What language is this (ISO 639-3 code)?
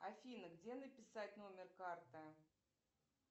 rus